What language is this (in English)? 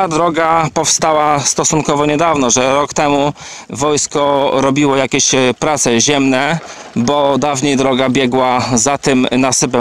Polish